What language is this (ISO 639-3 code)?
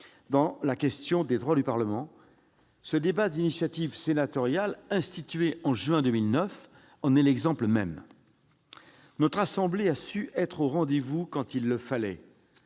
fra